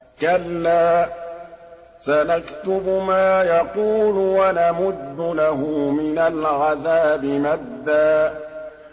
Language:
Arabic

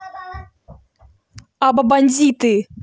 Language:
Russian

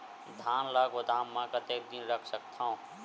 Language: Chhattisgarhi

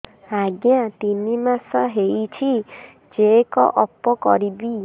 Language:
Odia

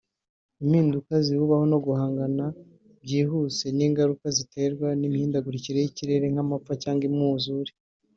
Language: Kinyarwanda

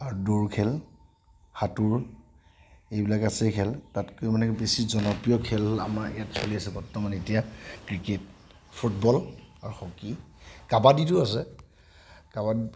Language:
Assamese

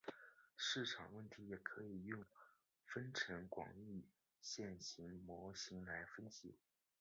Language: Chinese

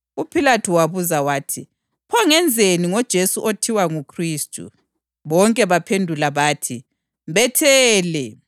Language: North Ndebele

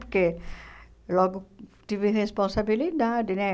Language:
Portuguese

